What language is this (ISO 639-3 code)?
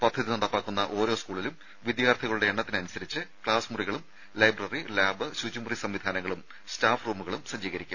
mal